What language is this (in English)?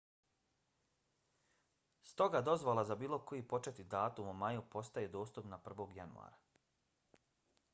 Bosnian